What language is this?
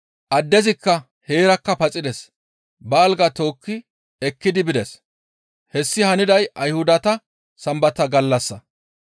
Gamo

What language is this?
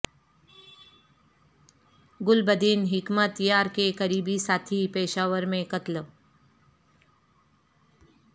Urdu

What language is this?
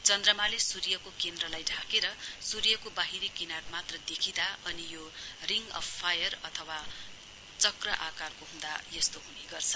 Nepali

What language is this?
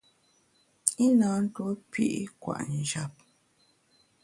Bamun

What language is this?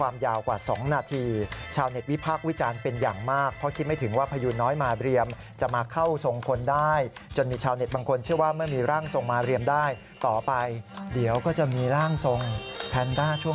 Thai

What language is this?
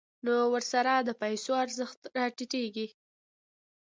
Pashto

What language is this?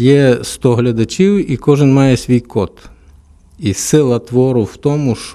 Ukrainian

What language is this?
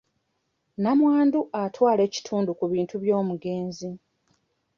Ganda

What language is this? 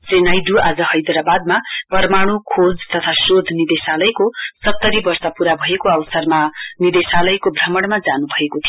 Nepali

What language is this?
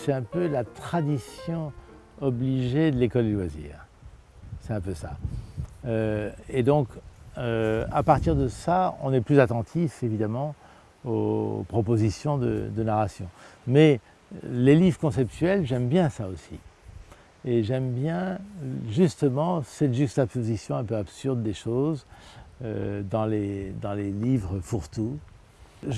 French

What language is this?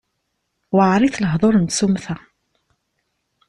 Kabyle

